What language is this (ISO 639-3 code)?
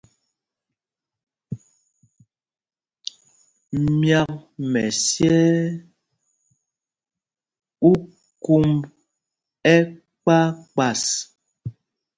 mgg